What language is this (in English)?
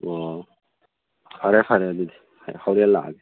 Manipuri